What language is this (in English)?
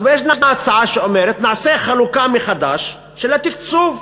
Hebrew